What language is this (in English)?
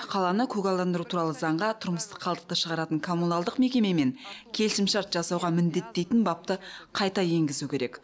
Kazakh